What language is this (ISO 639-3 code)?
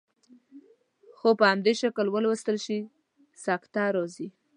pus